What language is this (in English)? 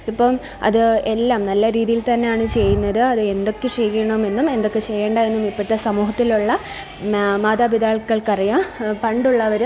Malayalam